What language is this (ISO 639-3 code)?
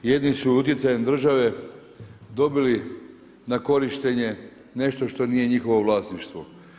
hrv